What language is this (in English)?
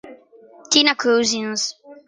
Italian